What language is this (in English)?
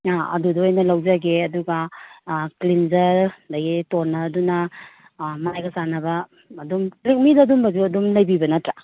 Manipuri